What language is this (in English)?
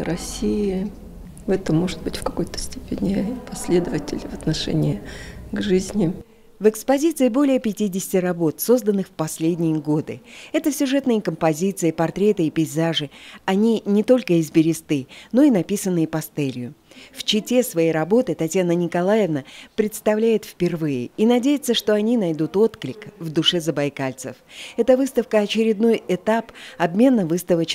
Russian